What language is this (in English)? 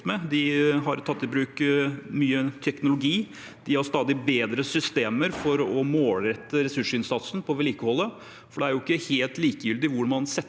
Norwegian